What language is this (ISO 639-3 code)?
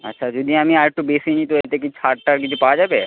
ben